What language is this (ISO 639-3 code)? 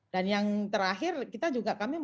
ind